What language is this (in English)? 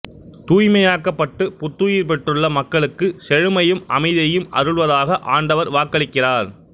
Tamil